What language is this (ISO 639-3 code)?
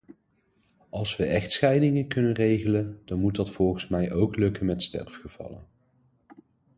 nld